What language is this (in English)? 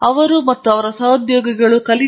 Kannada